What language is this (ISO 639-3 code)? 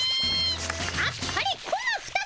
jpn